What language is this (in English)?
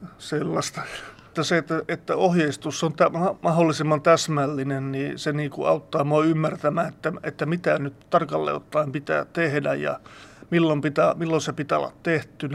Finnish